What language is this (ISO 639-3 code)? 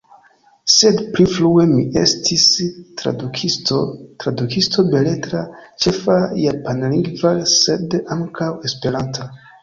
epo